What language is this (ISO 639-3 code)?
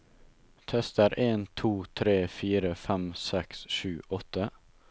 nor